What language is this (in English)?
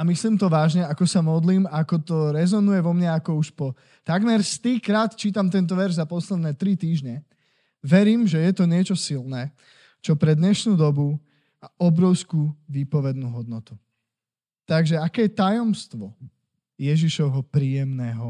Slovak